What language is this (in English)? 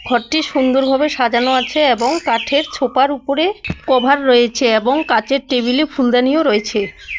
Bangla